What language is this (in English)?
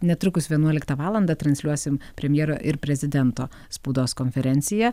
Lithuanian